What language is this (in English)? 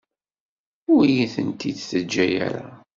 Kabyle